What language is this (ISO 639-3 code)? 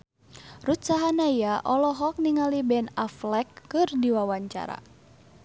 sun